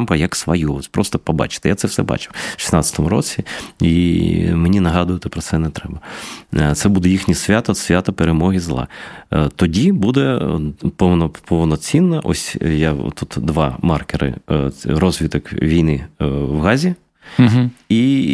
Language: Ukrainian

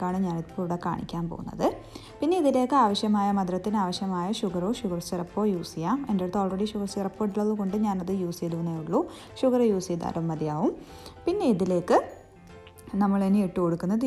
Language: Indonesian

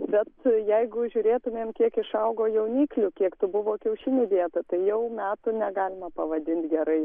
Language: Lithuanian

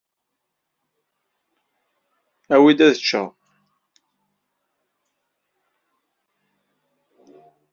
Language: Kabyle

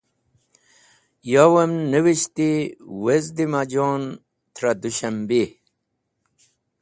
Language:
Wakhi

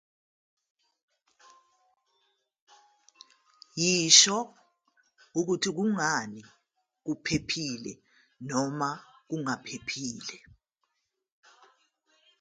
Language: Zulu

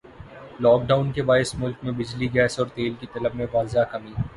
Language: Urdu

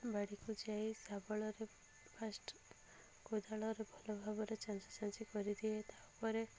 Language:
Odia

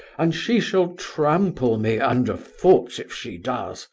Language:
English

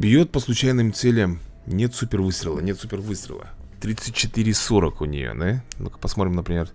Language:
Russian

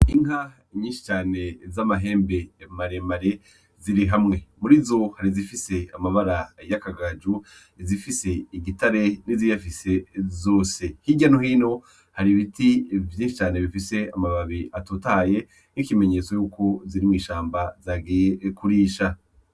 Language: Rundi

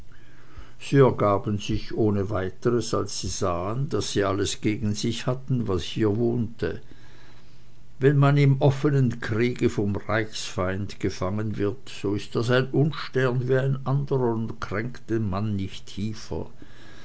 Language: German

